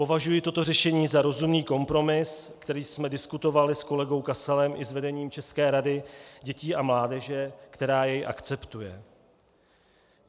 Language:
Czech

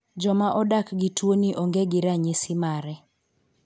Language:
Luo (Kenya and Tanzania)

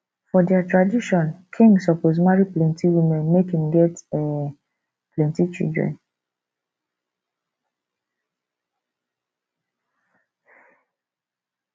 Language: Nigerian Pidgin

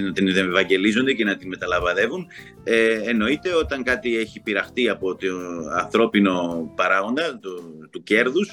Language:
Greek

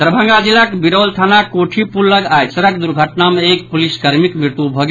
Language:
Maithili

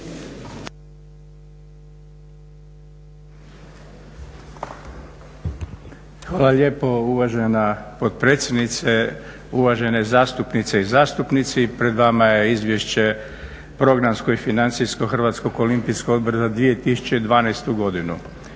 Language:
Croatian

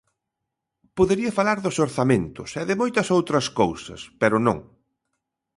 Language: Galician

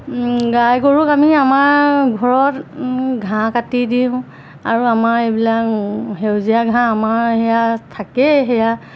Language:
Assamese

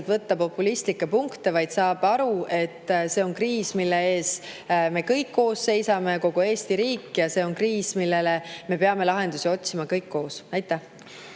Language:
Estonian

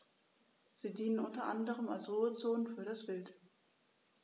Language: German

